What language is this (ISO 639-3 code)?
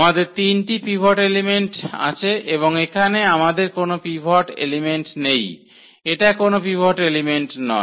ben